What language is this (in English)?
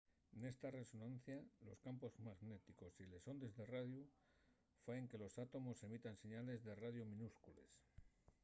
Asturian